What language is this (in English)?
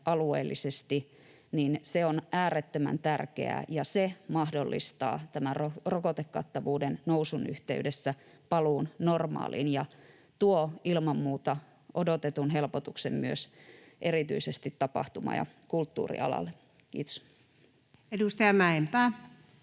Finnish